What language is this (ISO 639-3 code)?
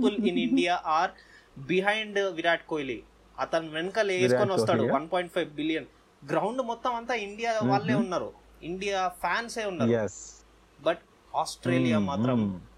tel